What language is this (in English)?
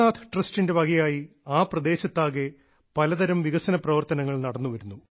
Malayalam